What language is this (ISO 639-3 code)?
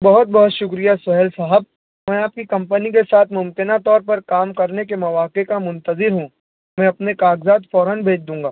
urd